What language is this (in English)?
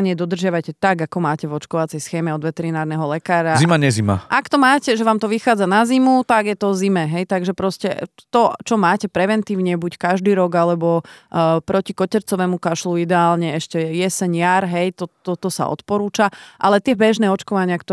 Slovak